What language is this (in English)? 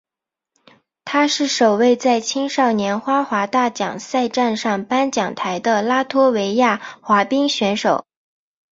Chinese